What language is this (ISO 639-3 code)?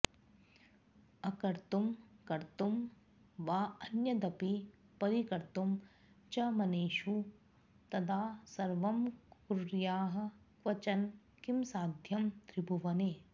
san